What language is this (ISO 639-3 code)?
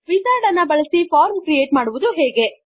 kan